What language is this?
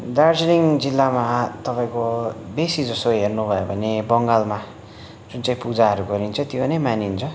Nepali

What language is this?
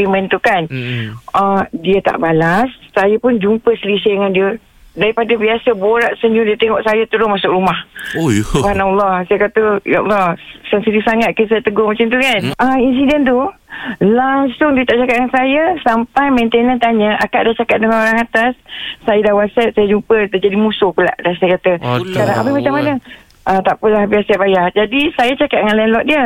Malay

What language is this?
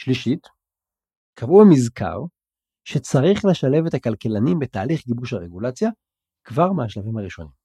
Hebrew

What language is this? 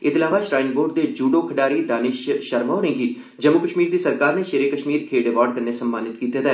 Dogri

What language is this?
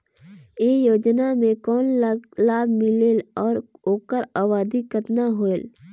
Chhattisgarhi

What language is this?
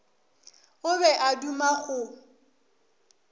Northern Sotho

